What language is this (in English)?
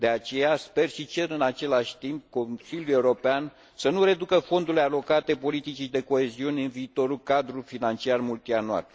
Romanian